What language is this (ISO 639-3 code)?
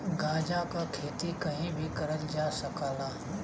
bho